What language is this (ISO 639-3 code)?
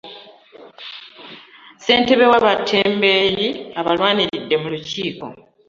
lug